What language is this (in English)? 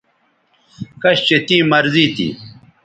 Bateri